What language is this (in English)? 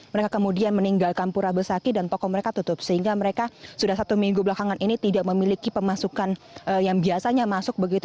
Indonesian